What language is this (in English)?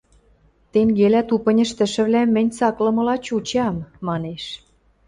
Western Mari